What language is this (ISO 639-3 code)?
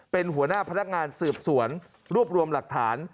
tha